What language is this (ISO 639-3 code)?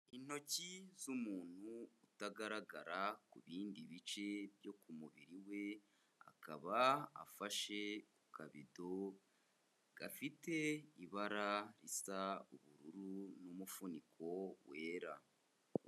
kin